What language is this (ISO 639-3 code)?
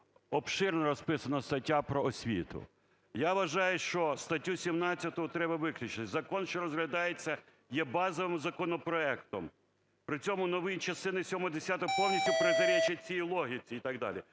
ukr